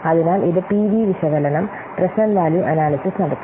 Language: Malayalam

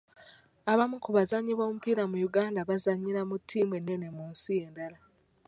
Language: Ganda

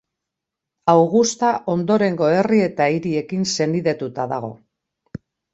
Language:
Basque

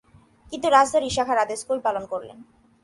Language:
Bangla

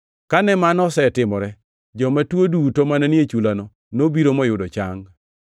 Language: Luo (Kenya and Tanzania)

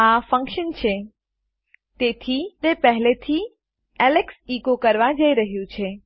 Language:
Gujarati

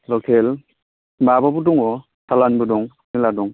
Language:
Bodo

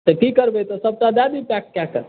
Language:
Maithili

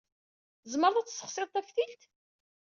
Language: Kabyle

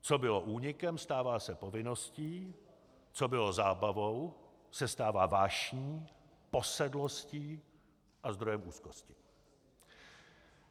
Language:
Czech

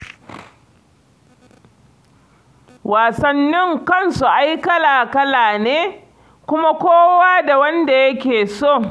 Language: Hausa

